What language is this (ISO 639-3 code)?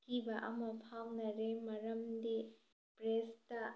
mni